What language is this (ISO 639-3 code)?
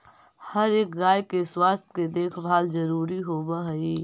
mag